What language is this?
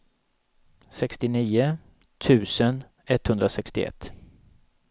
Swedish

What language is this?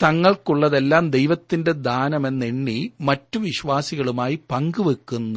Malayalam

